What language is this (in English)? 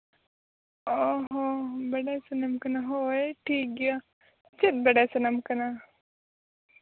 Santali